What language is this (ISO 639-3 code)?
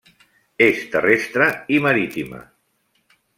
cat